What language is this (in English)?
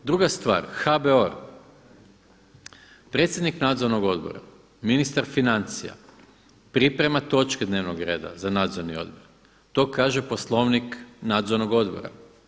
Croatian